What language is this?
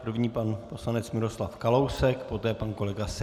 Czech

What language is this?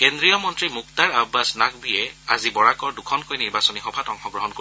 Assamese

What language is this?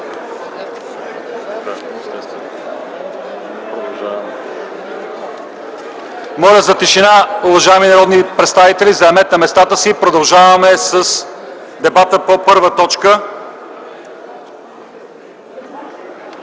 Bulgarian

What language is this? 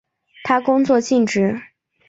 Chinese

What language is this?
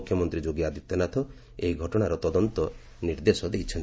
Odia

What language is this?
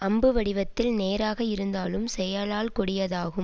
Tamil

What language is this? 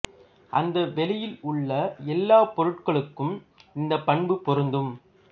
Tamil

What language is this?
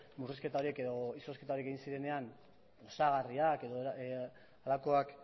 Basque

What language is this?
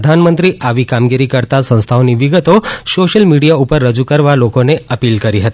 Gujarati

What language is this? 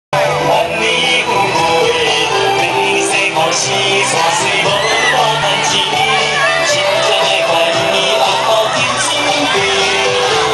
Dutch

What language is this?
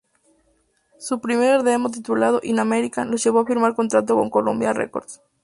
Spanish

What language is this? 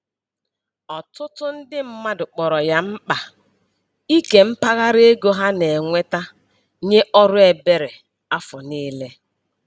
Igbo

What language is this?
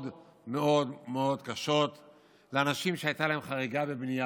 Hebrew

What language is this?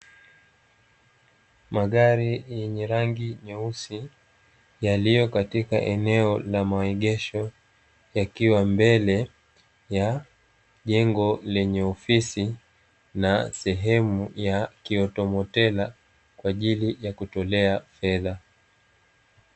Swahili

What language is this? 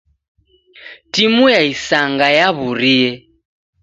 Taita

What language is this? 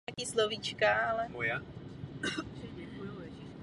Czech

